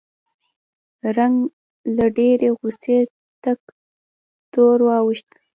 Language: Pashto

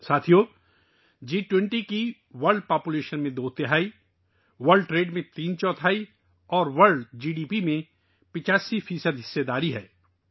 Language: Urdu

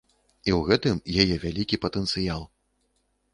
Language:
Belarusian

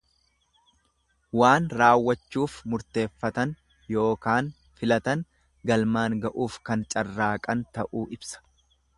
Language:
Oromo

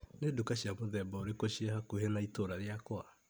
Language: Kikuyu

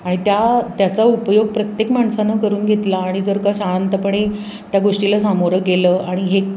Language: Marathi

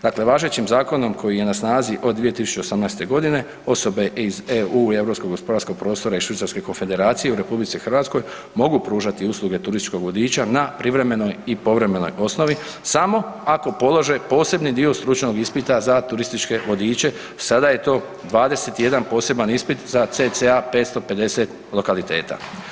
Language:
Croatian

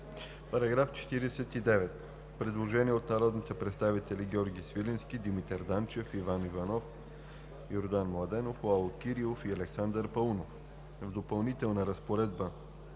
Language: Bulgarian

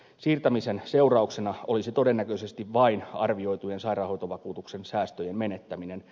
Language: Finnish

